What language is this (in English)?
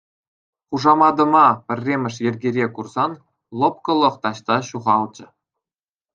Chuvash